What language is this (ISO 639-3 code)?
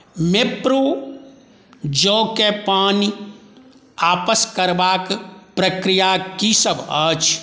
mai